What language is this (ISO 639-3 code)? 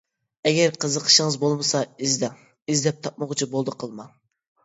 uig